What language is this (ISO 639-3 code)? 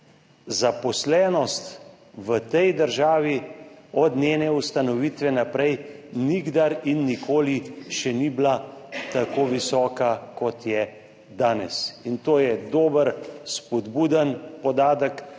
slv